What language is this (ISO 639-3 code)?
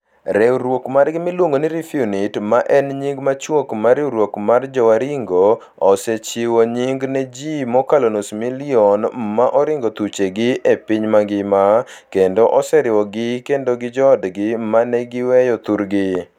luo